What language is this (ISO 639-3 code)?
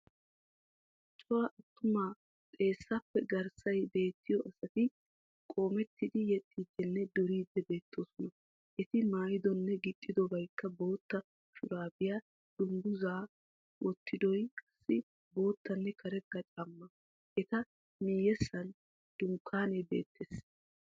wal